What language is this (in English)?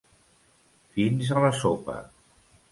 Catalan